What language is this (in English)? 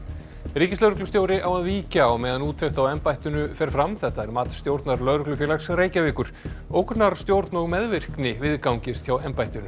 Icelandic